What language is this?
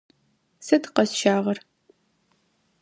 Adyghe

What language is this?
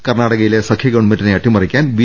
Malayalam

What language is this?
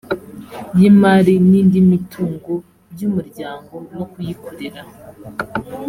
Kinyarwanda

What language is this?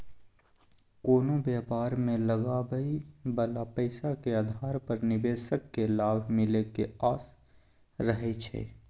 Maithili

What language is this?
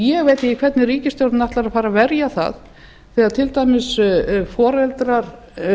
Icelandic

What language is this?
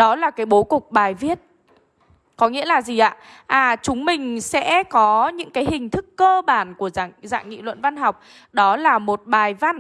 Vietnamese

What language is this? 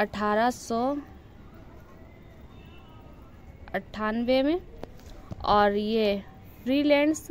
Hindi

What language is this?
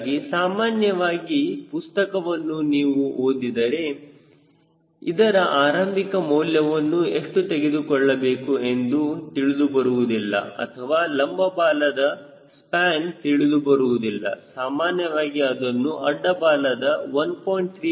Kannada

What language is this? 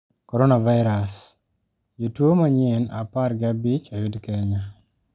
Luo (Kenya and Tanzania)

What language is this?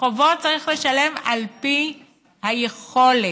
Hebrew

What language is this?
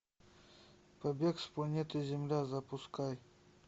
Russian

